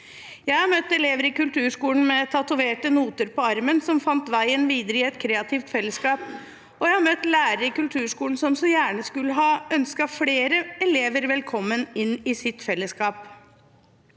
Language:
Norwegian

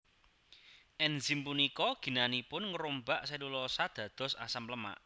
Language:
Javanese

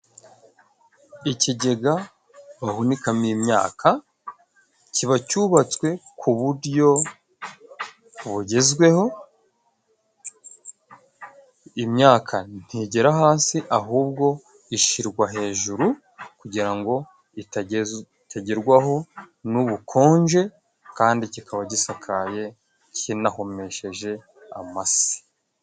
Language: Kinyarwanda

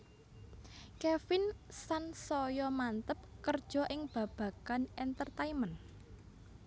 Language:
Javanese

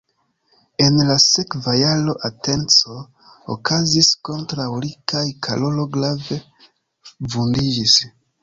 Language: Esperanto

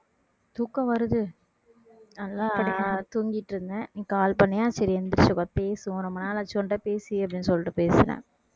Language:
Tamil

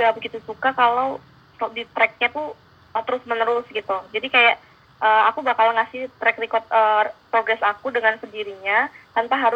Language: Indonesian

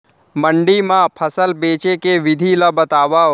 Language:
Chhattisgarhi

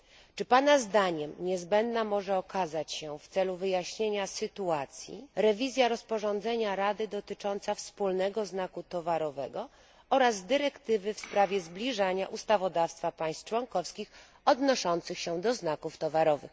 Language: Polish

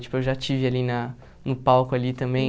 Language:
Portuguese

